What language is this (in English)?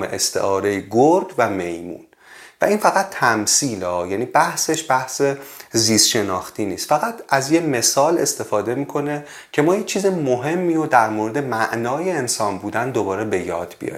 Persian